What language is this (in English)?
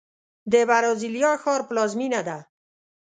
Pashto